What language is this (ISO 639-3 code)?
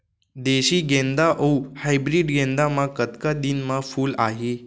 hne